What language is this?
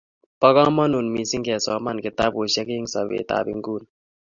Kalenjin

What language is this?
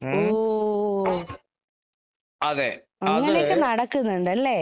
Malayalam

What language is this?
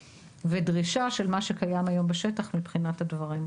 Hebrew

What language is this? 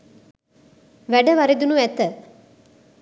Sinhala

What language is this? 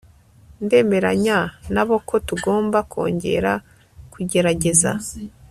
Kinyarwanda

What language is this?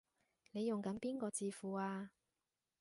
Cantonese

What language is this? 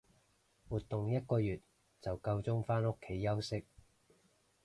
Cantonese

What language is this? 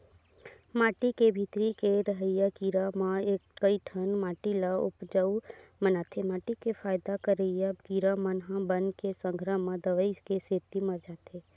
Chhattisgarhi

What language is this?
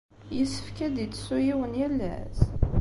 Kabyle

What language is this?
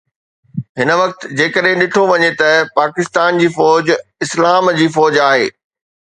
Sindhi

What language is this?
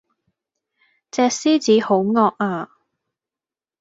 Cantonese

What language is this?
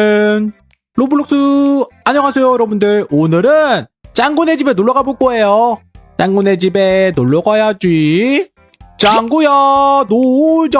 Korean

